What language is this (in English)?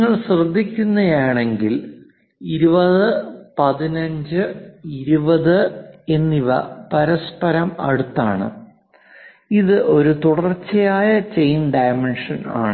Malayalam